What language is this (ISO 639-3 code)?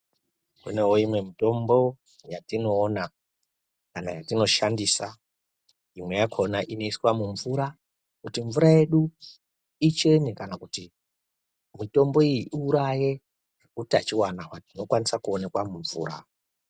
ndc